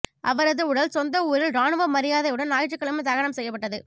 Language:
Tamil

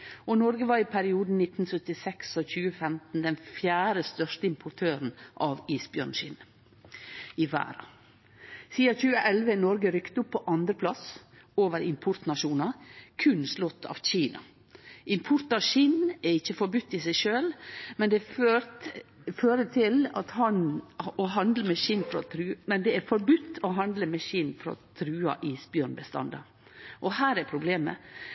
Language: Norwegian Nynorsk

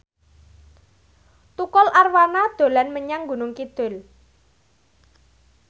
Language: Javanese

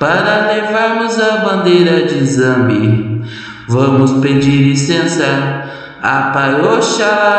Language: Portuguese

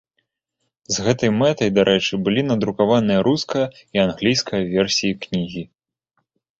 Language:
Belarusian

